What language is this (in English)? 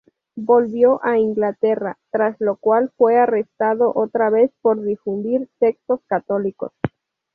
Spanish